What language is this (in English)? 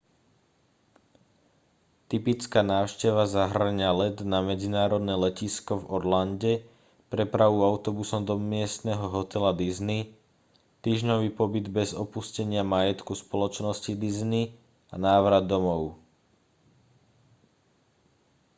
Slovak